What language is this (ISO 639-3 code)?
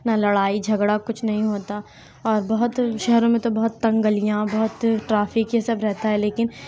urd